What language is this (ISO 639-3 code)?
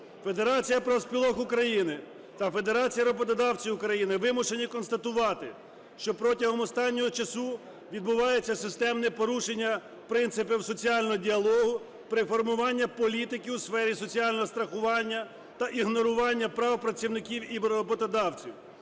ukr